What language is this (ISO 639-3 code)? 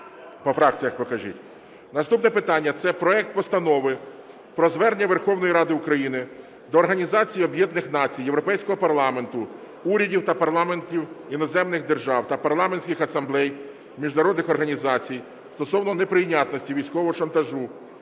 ukr